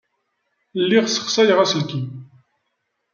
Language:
Kabyle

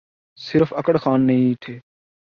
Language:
Urdu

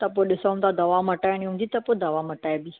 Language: Sindhi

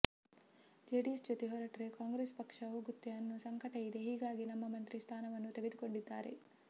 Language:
Kannada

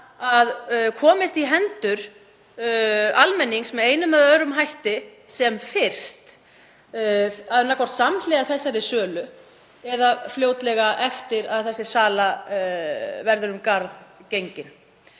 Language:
Icelandic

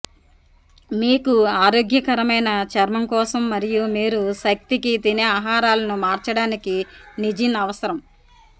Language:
Telugu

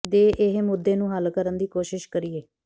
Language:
Punjabi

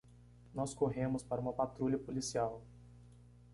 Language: Portuguese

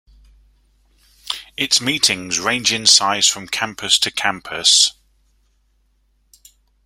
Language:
English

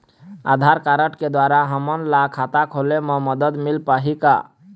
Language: Chhattisgarhi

